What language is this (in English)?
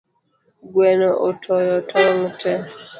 Luo (Kenya and Tanzania)